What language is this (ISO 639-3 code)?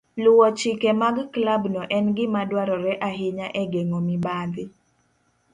luo